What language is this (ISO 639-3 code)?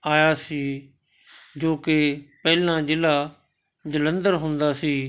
pan